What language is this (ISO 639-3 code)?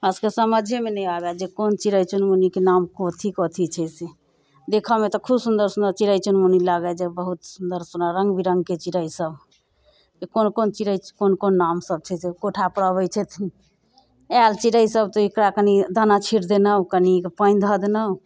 mai